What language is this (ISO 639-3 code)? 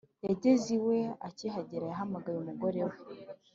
kin